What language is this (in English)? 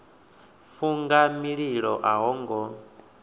Venda